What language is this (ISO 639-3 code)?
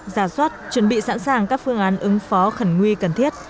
vie